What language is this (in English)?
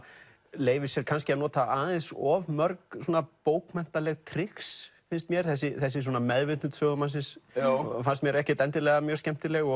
Icelandic